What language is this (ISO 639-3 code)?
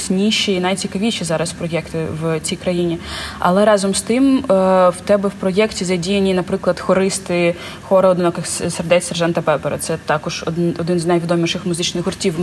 ukr